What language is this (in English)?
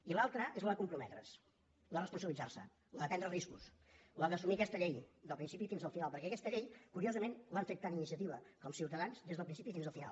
Catalan